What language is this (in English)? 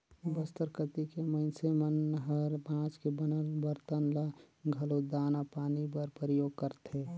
Chhattisgarhi